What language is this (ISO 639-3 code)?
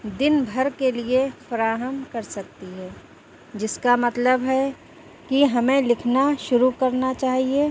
urd